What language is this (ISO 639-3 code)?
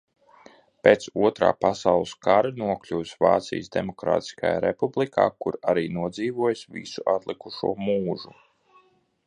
lav